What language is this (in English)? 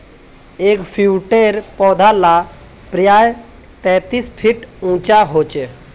Magahi